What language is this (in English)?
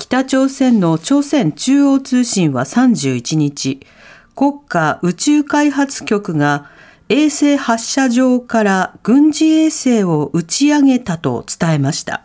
Japanese